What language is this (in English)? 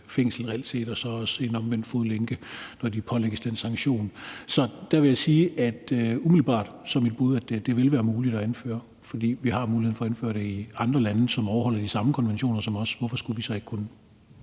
Danish